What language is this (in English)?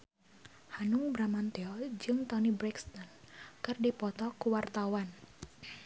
Sundanese